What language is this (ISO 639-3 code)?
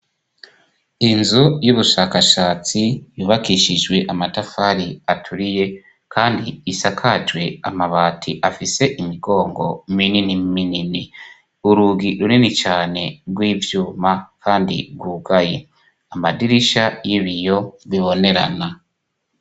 run